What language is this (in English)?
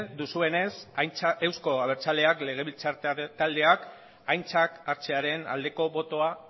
Basque